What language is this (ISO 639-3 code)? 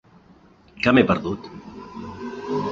cat